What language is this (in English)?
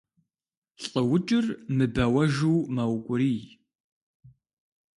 Kabardian